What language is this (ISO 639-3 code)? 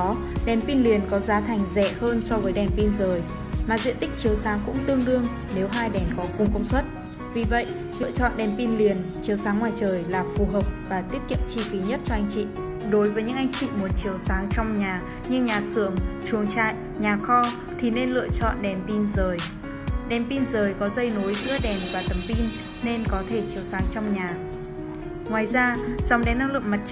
vie